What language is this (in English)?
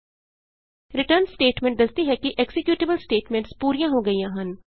Punjabi